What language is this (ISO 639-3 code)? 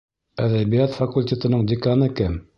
bak